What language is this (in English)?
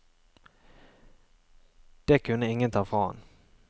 Norwegian